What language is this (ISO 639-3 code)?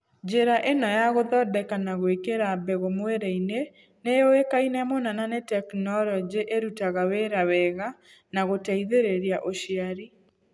kik